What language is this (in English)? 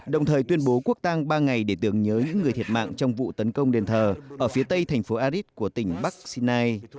Vietnamese